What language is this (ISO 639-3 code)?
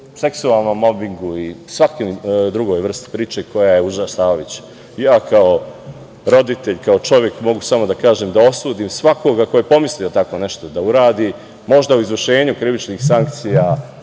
srp